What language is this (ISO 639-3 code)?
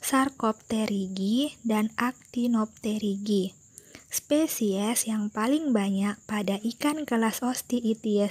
ind